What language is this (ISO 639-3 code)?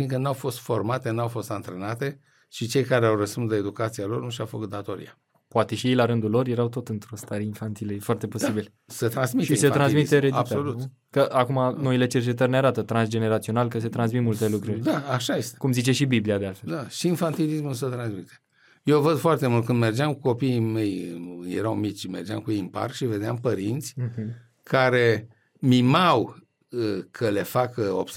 ron